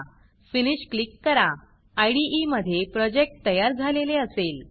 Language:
Marathi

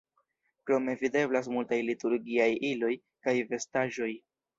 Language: Esperanto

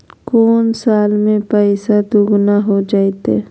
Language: Magahi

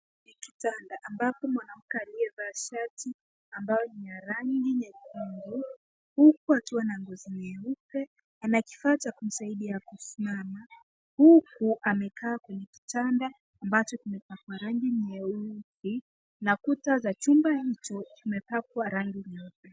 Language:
Swahili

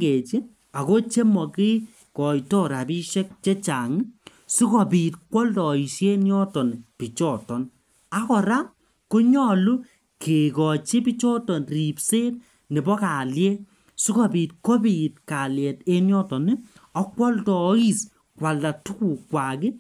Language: Kalenjin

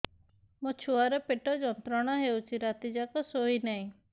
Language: Odia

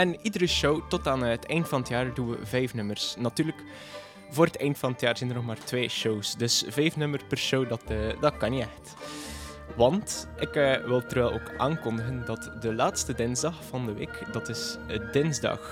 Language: Dutch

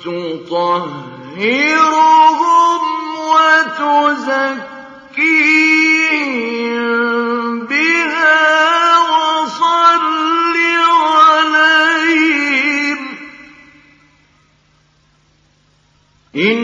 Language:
Arabic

